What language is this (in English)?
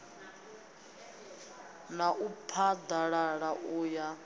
Venda